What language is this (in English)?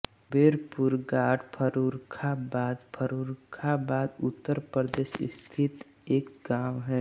Hindi